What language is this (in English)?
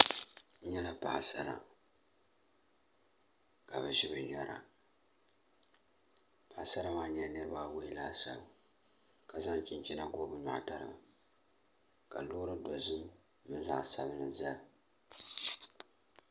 Dagbani